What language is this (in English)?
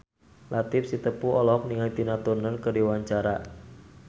Sundanese